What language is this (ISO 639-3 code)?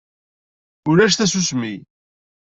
kab